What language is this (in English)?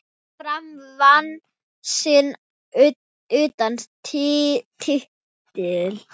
Icelandic